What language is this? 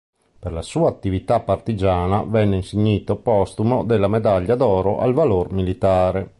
Italian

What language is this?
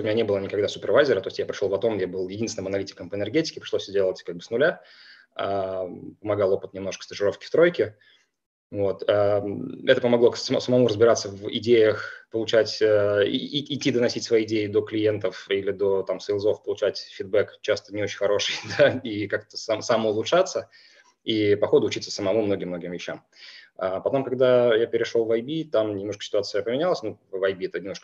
Russian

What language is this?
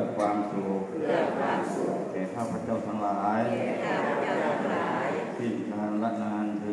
Thai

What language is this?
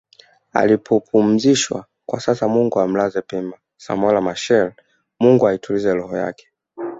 Swahili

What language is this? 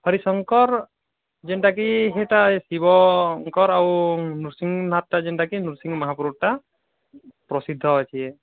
Odia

